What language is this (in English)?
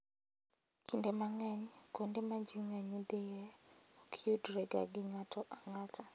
Luo (Kenya and Tanzania)